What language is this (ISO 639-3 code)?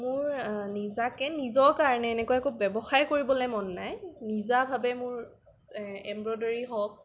asm